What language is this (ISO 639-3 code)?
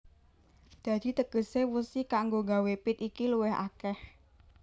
jav